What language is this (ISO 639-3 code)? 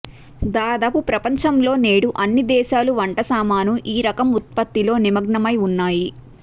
tel